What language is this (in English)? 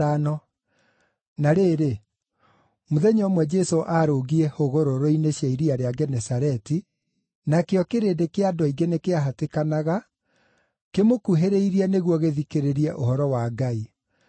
Kikuyu